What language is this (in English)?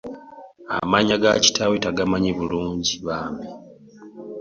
Ganda